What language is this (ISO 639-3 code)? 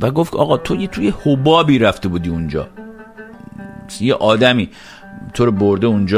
fas